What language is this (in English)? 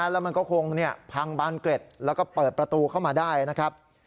Thai